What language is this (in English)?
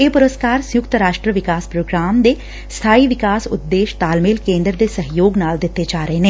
Punjabi